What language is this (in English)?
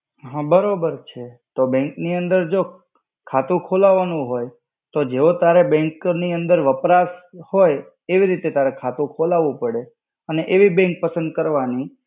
Gujarati